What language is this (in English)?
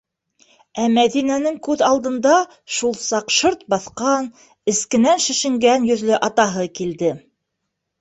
Bashkir